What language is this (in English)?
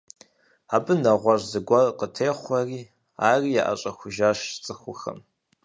Kabardian